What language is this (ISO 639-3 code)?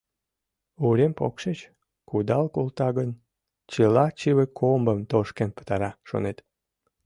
chm